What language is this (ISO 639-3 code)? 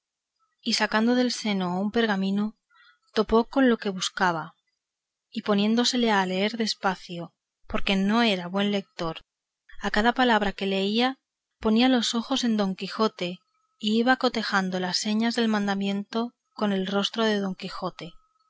spa